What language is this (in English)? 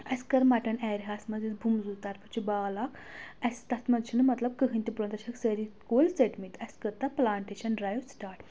Kashmiri